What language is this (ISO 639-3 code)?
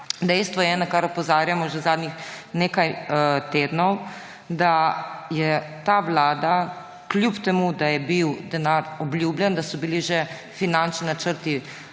slv